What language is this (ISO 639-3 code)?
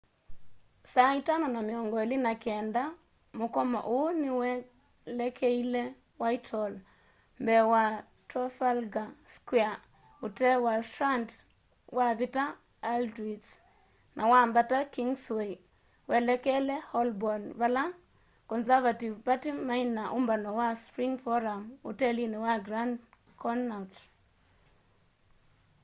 kam